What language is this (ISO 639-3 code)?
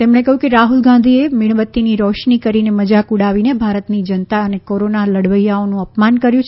guj